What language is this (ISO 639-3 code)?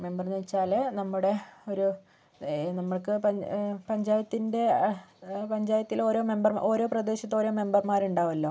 mal